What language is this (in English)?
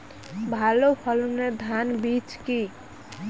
Bangla